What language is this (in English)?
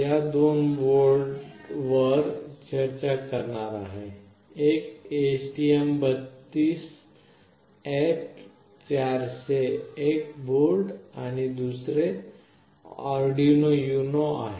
Marathi